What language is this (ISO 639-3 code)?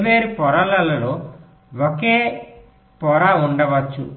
tel